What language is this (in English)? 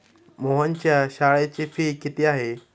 Marathi